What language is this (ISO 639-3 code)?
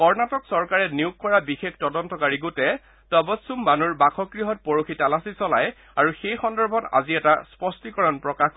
asm